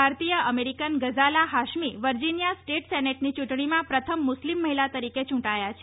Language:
Gujarati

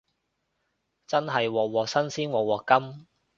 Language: Cantonese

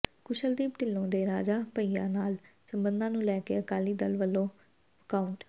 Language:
Punjabi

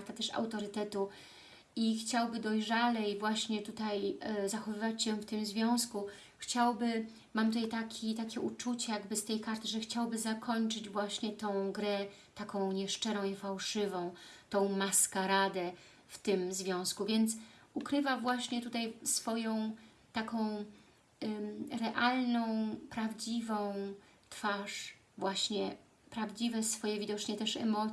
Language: Polish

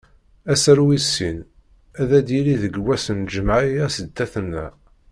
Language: Kabyle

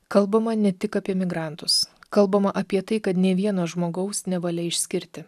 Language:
Lithuanian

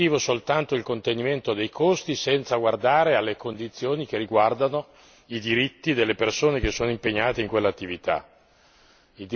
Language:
Italian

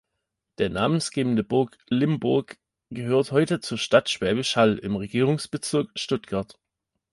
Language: German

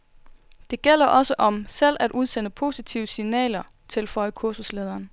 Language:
Danish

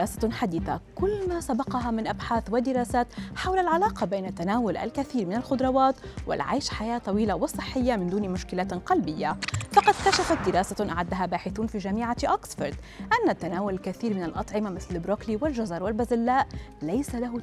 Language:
Arabic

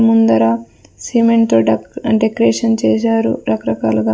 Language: Telugu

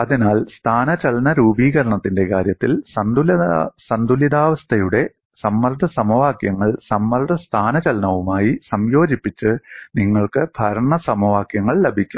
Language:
Malayalam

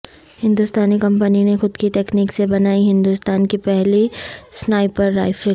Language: Urdu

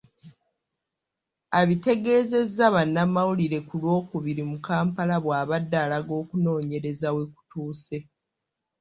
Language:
Ganda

